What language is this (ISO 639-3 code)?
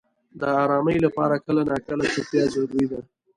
pus